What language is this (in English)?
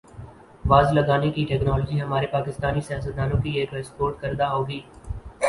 Urdu